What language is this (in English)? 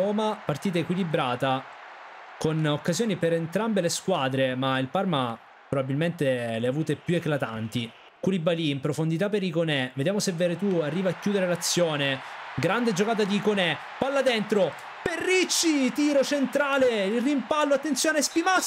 Italian